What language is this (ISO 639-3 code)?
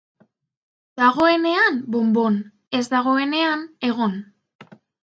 eus